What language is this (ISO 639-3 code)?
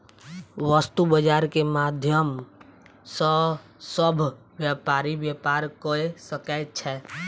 mai